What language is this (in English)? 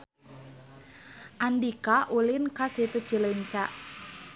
Sundanese